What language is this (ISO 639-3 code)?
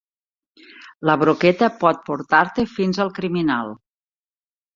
cat